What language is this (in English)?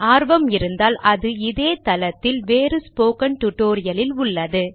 Tamil